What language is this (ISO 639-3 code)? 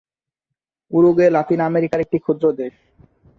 ben